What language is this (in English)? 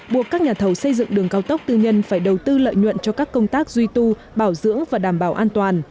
Vietnamese